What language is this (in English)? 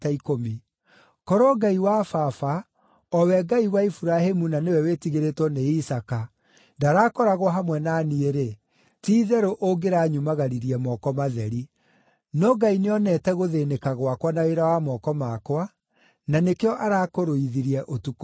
Kikuyu